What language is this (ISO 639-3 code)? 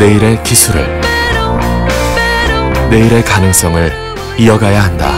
kor